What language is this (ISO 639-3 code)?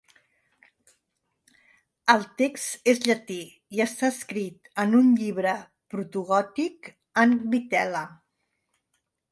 cat